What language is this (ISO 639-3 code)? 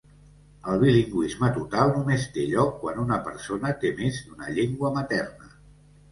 cat